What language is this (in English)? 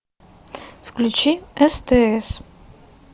Russian